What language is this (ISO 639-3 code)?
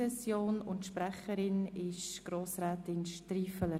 gsw